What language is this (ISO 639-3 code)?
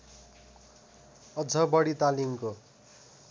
nep